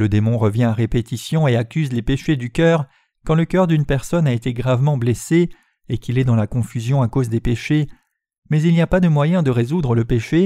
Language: French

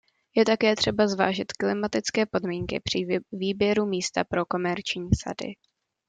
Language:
Czech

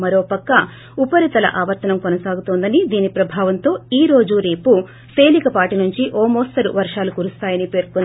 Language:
Telugu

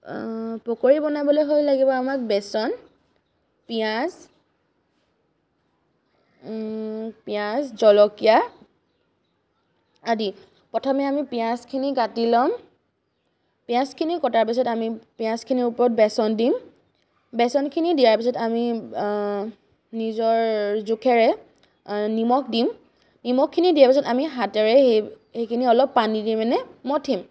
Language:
Assamese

